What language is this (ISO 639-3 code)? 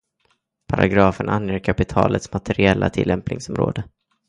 swe